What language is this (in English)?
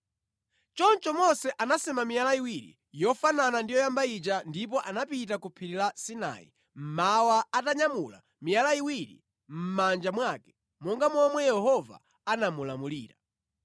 Nyanja